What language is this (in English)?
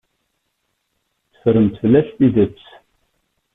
Kabyle